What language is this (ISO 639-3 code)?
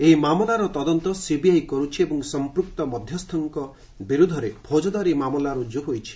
ori